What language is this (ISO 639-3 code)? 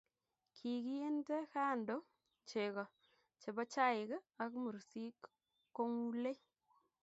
kln